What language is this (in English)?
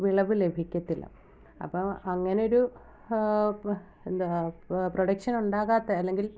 Malayalam